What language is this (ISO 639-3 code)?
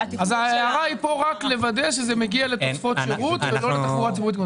heb